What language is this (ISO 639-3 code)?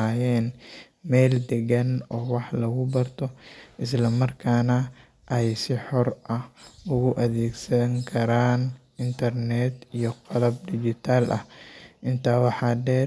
som